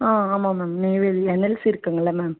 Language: Tamil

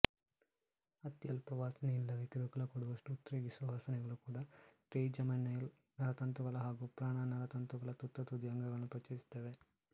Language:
Kannada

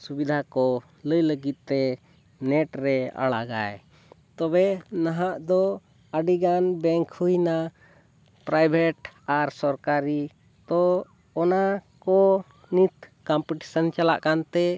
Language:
Santali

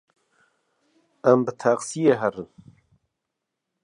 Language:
Kurdish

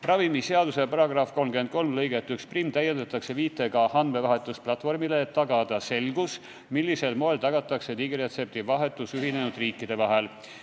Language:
Estonian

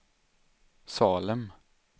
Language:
Swedish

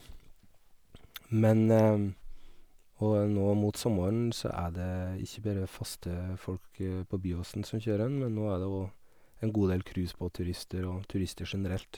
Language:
Norwegian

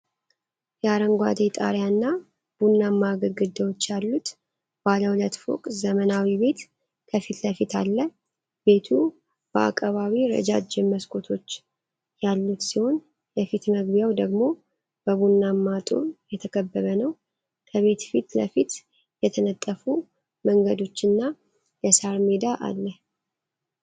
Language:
Amharic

